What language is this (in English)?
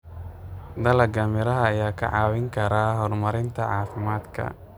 Somali